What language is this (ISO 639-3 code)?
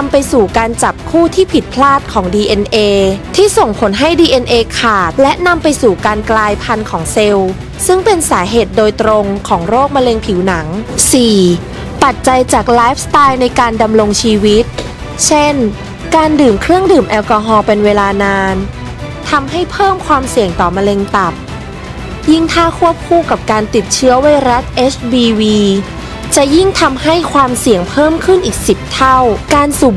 tha